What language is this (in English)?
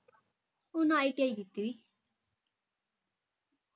Punjabi